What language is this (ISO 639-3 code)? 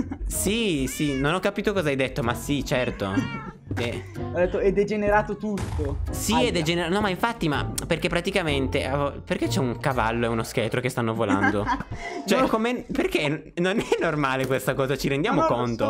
ita